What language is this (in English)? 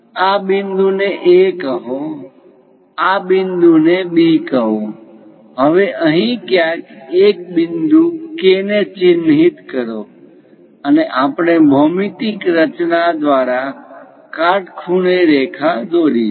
Gujarati